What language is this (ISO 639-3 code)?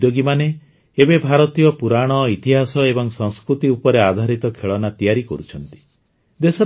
ori